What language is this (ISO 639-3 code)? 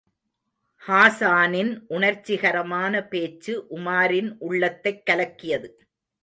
tam